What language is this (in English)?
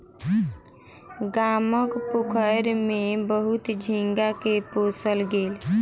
Maithili